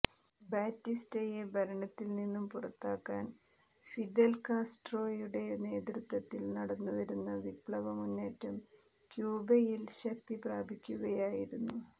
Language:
Malayalam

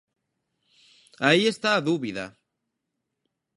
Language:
Galician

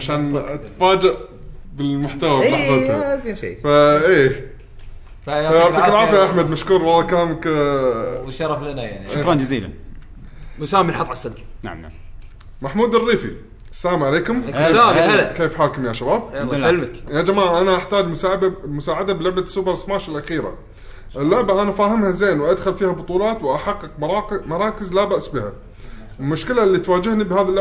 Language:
Arabic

